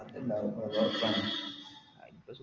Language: Malayalam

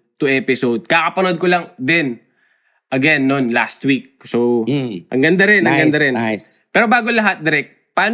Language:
Filipino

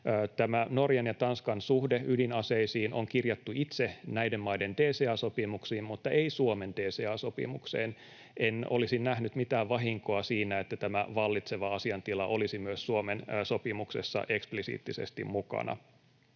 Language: Finnish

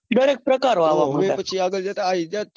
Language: Gujarati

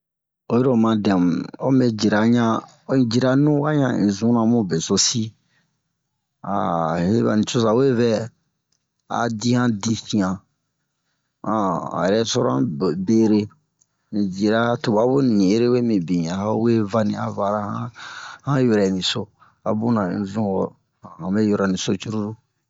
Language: Bomu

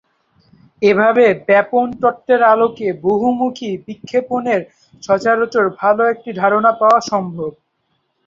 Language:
Bangla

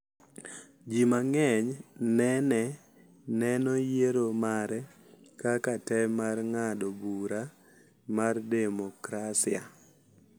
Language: Luo (Kenya and Tanzania)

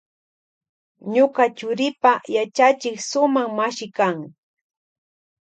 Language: Loja Highland Quichua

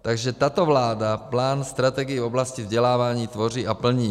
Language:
Czech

